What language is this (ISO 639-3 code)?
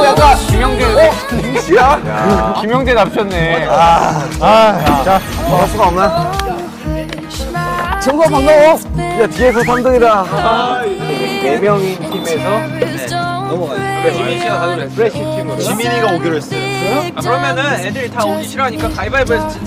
kor